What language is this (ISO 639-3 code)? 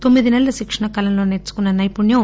tel